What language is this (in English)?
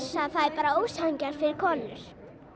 Icelandic